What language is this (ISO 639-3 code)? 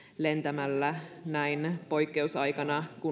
fin